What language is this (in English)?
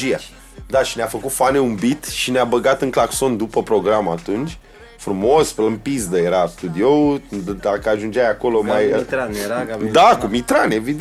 Romanian